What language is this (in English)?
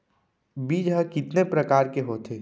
Chhattisgarhi